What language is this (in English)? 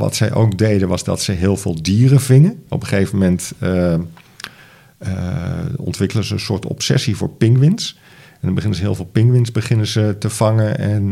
Dutch